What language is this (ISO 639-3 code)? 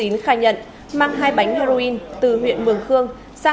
vie